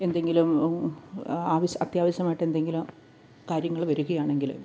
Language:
Malayalam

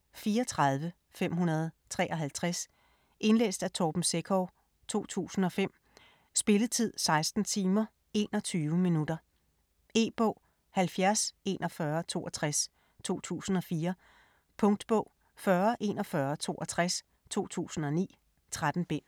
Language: Danish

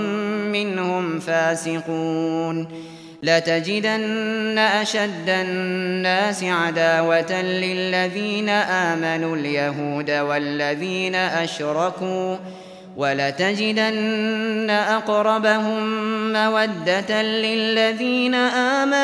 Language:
Arabic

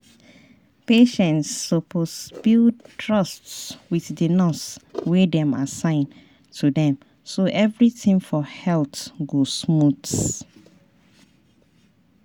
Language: Nigerian Pidgin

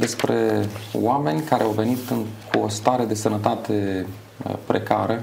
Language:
Romanian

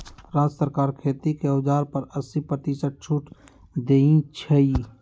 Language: Magahi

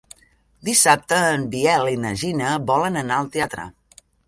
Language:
Catalan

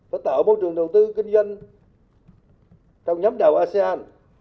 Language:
Vietnamese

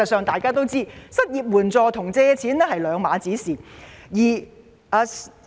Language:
Cantonese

